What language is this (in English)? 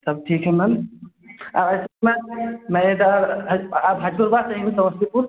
Hindi